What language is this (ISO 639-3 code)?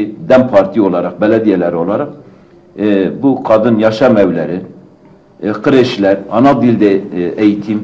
tur